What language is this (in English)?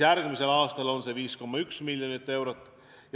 Estonian